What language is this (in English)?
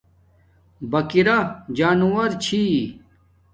Domaaki